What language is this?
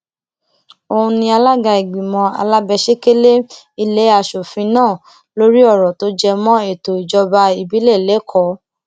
Yoruba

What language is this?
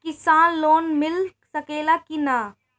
Bhojpuri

